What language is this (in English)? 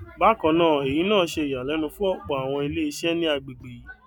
Yoruba